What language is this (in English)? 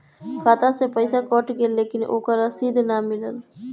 Bhojpuri